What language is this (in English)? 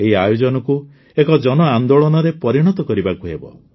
Odia